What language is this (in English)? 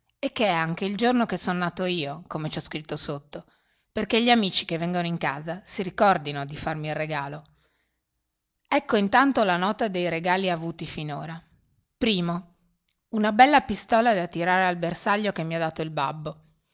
Italian